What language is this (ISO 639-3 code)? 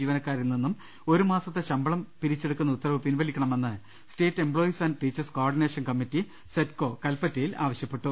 mal